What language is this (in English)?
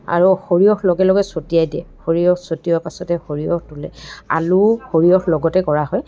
Assamese